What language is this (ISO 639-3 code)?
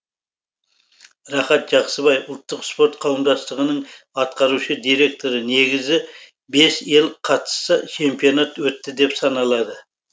kaz